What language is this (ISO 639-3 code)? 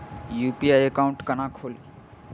mai